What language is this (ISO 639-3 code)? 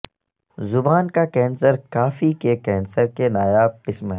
urd